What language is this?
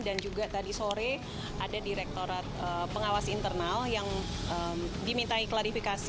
Indonesian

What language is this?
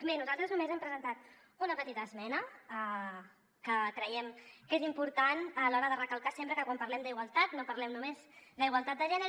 Catalan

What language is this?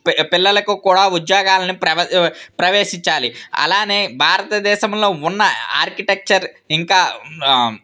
Telugu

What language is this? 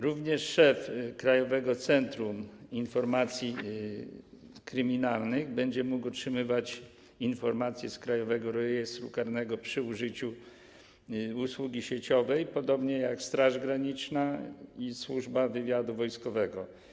Polish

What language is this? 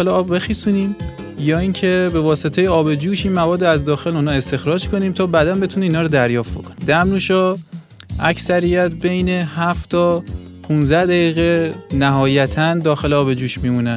Persian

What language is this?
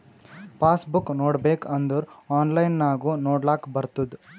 Kannada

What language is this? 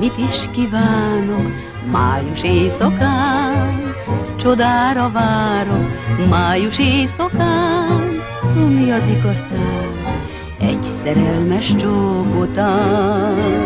Hungarian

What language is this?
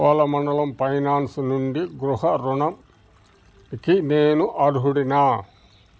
Telugu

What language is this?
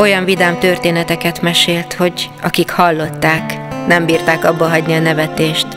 Hungarian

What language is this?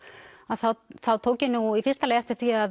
Icelandic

